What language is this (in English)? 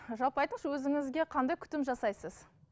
Kazakh